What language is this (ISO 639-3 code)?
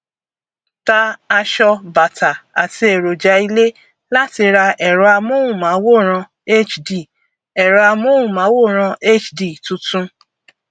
yor